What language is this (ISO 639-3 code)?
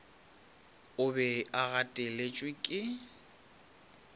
nso